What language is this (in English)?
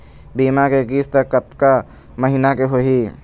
Chhattisgarhi